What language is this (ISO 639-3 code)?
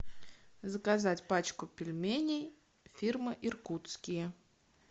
rus